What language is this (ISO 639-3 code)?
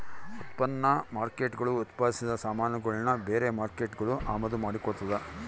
kan